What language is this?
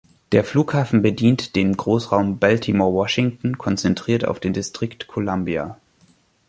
German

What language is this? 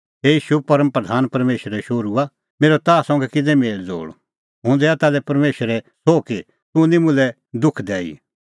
Kullu Pahari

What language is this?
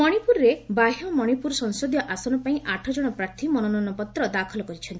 Odia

